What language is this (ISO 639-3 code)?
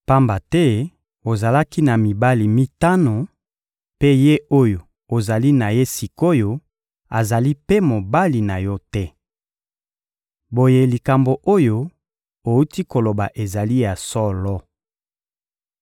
lin